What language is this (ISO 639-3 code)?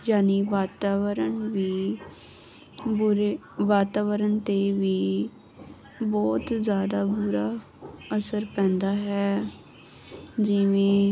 pan